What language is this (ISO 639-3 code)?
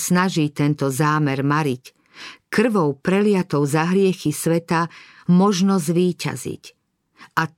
slk